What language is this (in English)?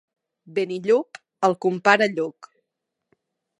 Catalan